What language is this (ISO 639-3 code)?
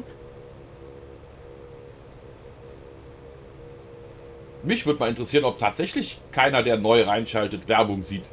deu